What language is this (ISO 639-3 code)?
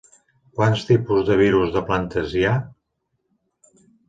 cat